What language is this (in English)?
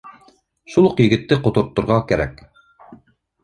Bashkir